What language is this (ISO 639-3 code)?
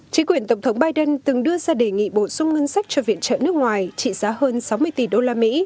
vie